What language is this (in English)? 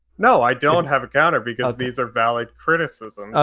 English